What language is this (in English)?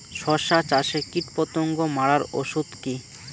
Bangla